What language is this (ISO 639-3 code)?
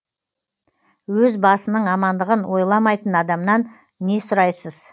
kaz